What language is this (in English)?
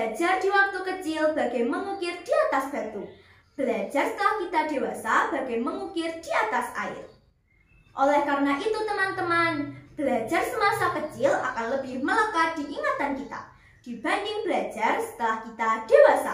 Indonesian